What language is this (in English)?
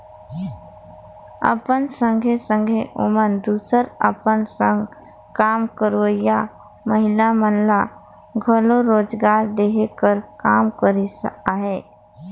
Chhattisgarhi